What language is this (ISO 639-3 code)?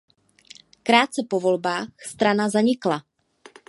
ces